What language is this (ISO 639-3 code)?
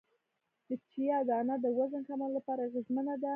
pus